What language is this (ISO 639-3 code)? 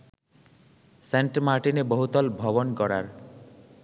ben